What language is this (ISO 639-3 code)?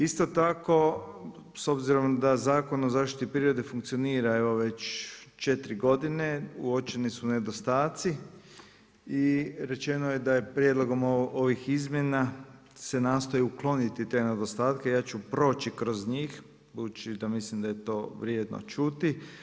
hrv